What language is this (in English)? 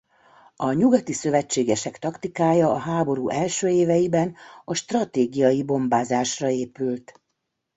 Hungarian